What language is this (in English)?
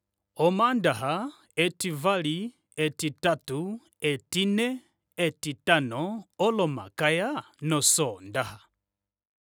Kuanyama